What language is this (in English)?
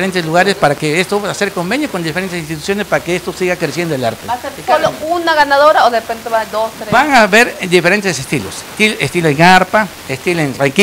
Spanish